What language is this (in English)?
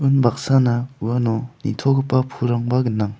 Garo